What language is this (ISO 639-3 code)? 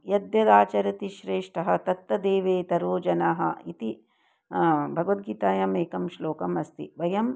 san